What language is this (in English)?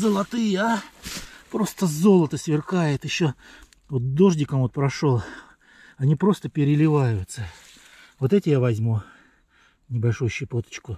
Russian